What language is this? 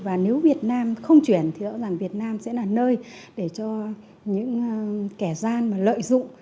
Vietnamese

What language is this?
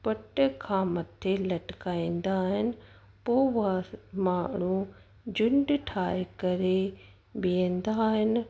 Sindhi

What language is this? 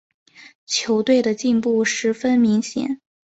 Chinese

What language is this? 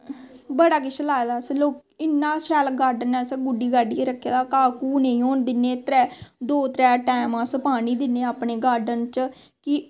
Dogri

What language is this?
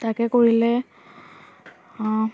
Assamese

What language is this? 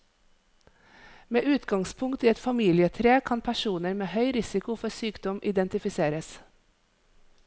Norwegian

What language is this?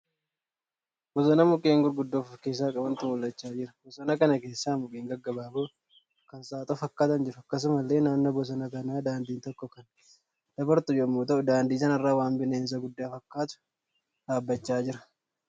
Oromo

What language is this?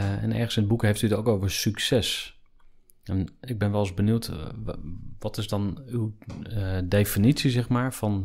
Dutch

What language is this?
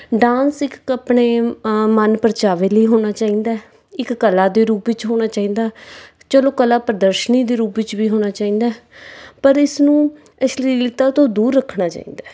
Punjabi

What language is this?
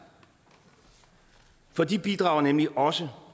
Danish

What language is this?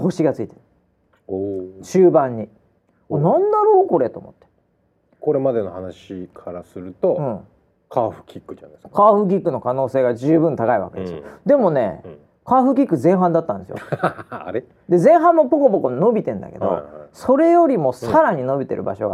Japanese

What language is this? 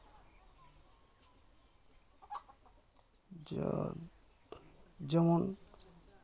Santali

